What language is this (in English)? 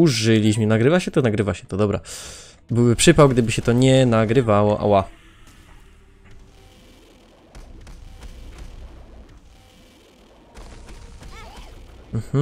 Polish